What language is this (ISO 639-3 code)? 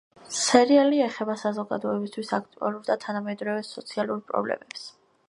kat